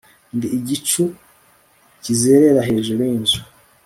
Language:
Kinyarwanda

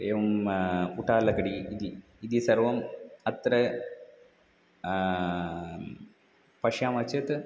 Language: Sanskrit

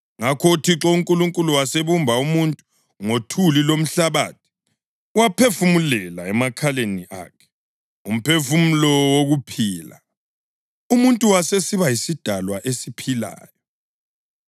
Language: North Ndebele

